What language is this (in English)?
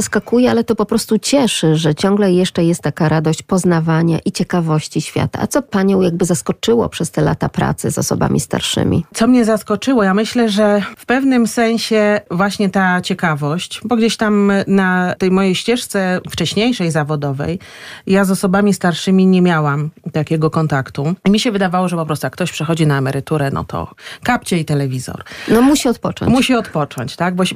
Polish